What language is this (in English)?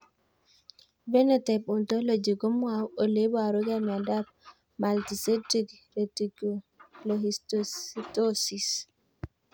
Kalenjin